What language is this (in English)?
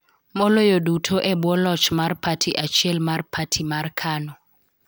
Luo (Kenya and Tanzania)